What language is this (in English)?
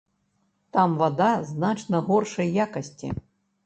Belarusian